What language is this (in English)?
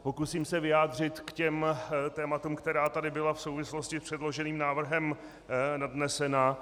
Czech